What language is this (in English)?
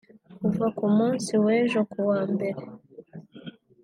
Kinyarwanda